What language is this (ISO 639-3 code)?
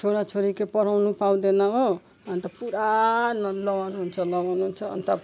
nep